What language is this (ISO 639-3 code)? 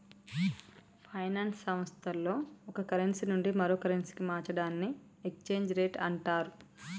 tel